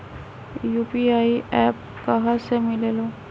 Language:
Magahi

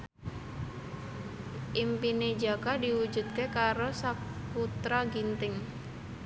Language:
Javanese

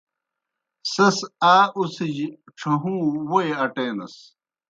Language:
Kohistani Shina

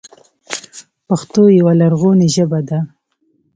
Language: Pashto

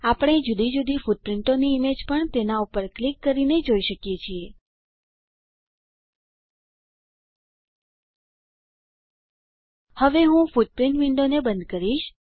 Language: Gujarati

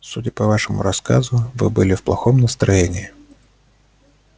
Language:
Russian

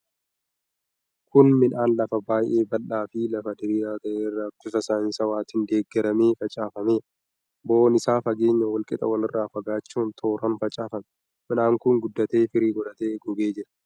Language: Oromo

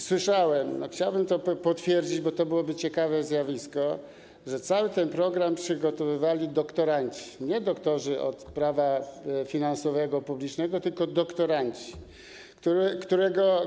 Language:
Polish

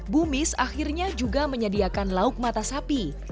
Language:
Indonesian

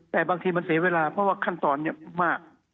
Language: Thai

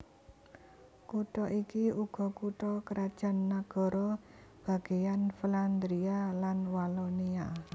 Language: Javanese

